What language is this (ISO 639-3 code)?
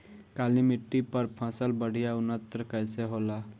bho